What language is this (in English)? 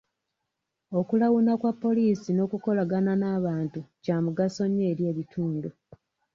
Ganda